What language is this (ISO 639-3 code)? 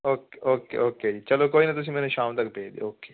pan